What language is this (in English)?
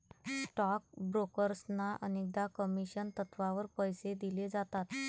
Marathi